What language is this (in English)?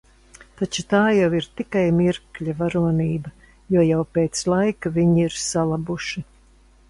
Latvian